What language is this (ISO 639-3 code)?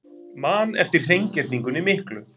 isl